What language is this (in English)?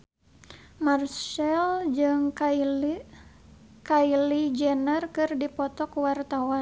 Sundanese